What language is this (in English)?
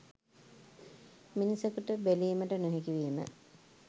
Sinhala